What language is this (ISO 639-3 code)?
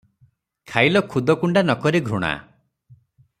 ori